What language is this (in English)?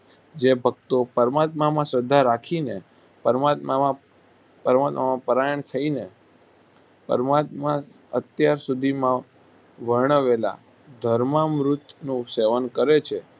Gujarati